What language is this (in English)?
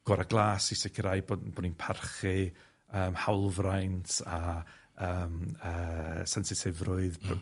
Welsh